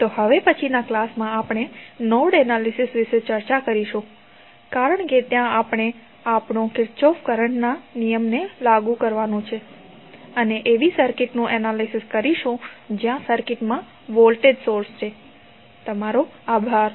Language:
Gujarati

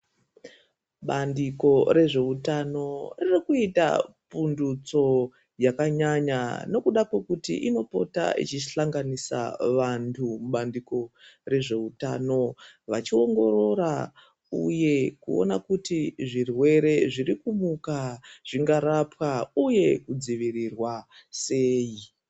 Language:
Ndau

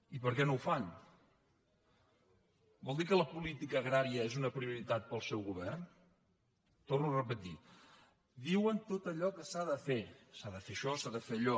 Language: Catalan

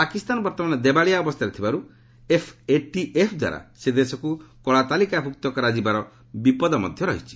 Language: Odia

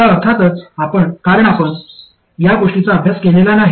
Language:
Marathi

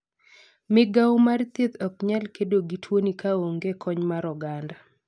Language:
Luo (Kenya and Tanzania)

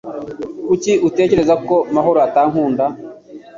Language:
Kinyarwanda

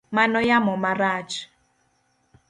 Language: Luo (Kenya and Tanzania)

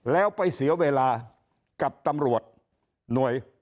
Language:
Thai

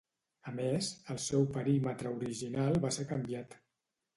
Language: Catalan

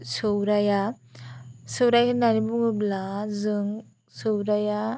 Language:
Bodo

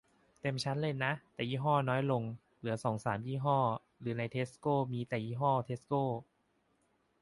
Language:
Thai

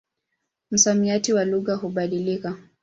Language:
Swahili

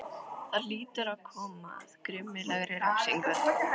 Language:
Icelandic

